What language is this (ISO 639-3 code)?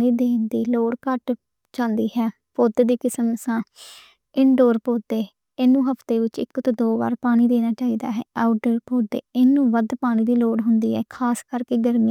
lah